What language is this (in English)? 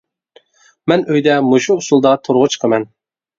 Uyghur